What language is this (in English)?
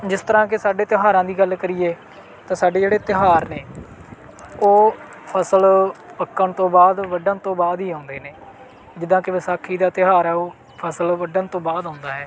Punjabi